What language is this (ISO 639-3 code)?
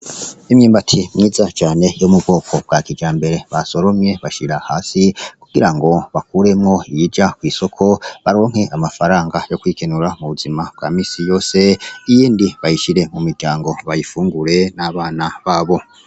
run